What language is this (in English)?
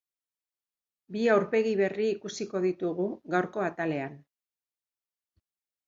Basque